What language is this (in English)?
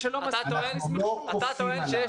Hebrew